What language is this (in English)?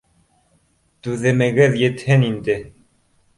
Bashkir